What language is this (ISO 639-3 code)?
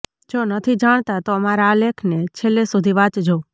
guj